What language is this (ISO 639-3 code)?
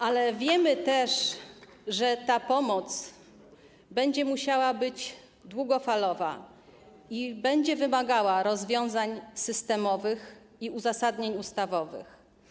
pol